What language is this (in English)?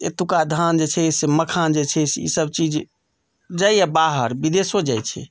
Maithili